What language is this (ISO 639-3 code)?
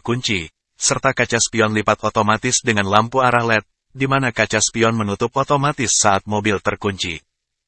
ind